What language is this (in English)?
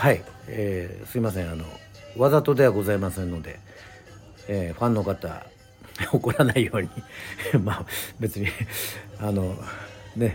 Japanese